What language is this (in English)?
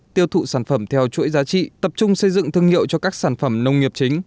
Vietnamese